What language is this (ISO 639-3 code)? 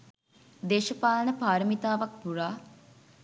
sin